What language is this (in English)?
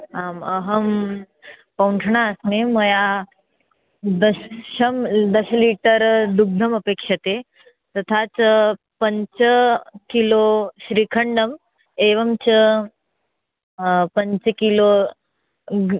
Sanskrit